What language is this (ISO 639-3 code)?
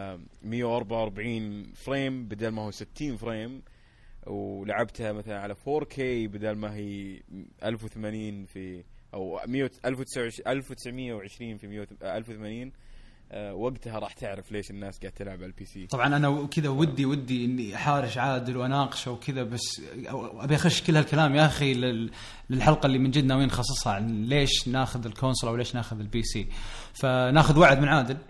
ara